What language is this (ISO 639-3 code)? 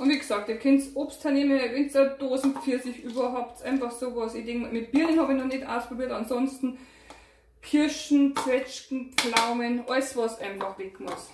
deu